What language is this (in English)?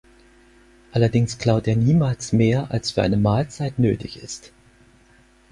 German